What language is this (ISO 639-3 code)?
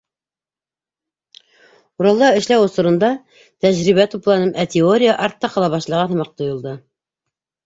bak